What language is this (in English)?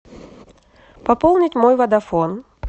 Russian